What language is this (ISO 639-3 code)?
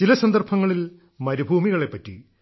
mal